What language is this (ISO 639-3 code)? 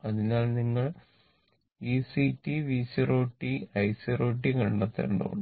mal